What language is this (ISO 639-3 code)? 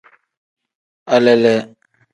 kdh